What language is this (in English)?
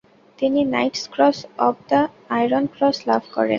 Bangla